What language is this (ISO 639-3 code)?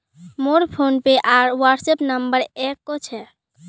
mag